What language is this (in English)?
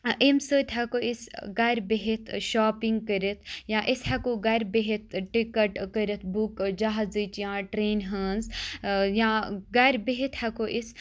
Kashmiri